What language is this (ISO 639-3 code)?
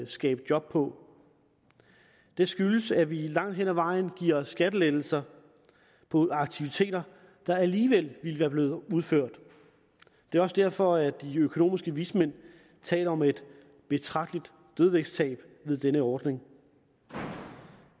dan